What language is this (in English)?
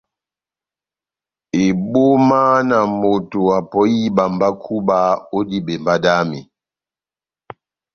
Batanga